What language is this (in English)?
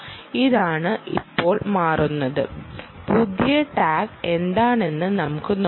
Malayalam